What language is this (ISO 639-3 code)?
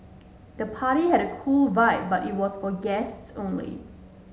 eng